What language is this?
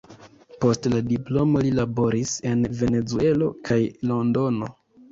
Esperanto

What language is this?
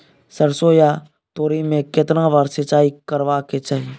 Maithili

